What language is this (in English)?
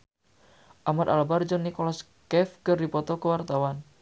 Sundanese